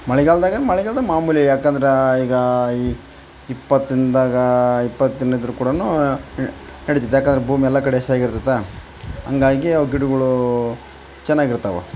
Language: Kannada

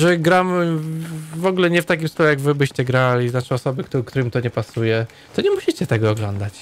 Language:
Polish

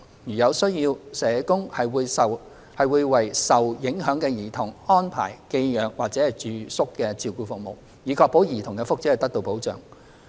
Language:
Cantonese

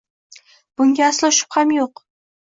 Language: Uzbek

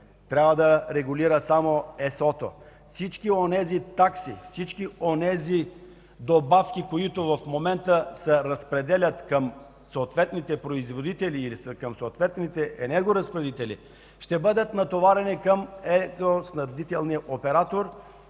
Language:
Bulgarian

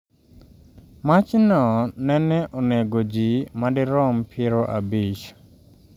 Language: Luo (Kenya and Tanzania)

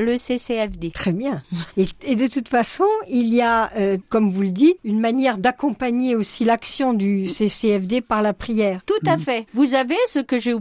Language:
French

